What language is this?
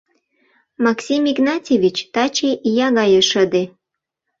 Mari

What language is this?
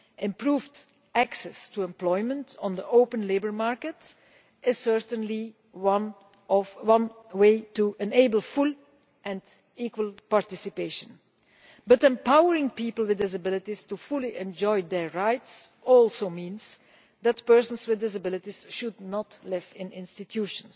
English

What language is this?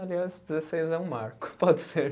Portuguese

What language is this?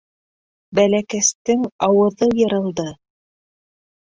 Bashkir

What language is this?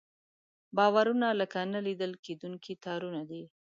Pashto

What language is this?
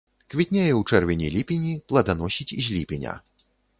Belarusian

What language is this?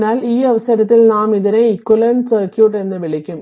Malayalam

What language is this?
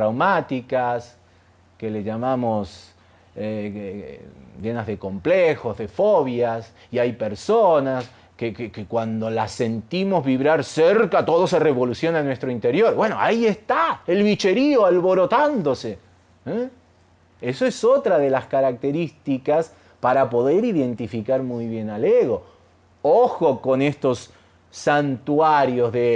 Spanish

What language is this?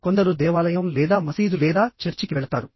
Telugu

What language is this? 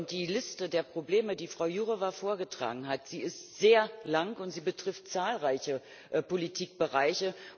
German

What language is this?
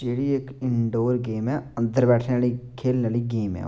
Dogri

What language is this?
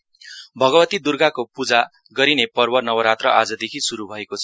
Nepali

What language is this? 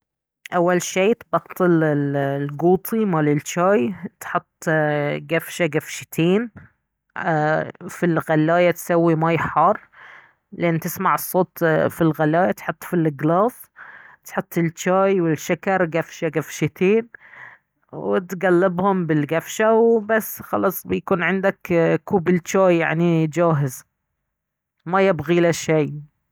Baharna Arabic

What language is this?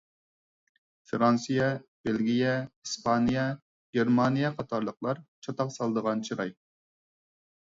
Uyghur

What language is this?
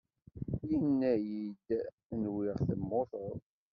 Kabyle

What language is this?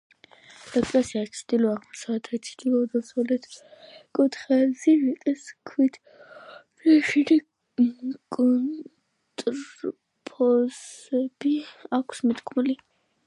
Georgian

